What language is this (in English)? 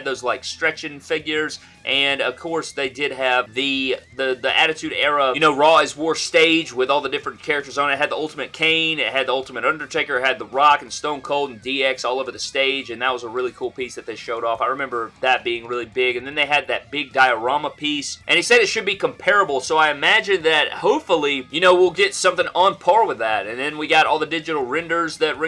English